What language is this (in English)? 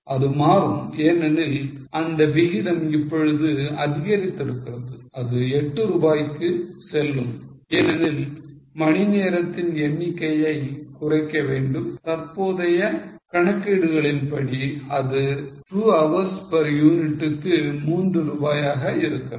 Tamil